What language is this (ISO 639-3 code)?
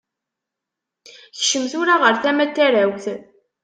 kab